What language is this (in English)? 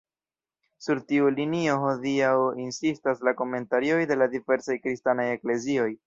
Esperanto